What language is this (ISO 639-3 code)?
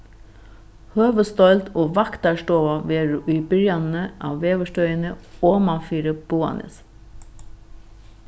fao